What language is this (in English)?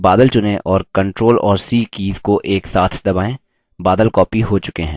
Hindi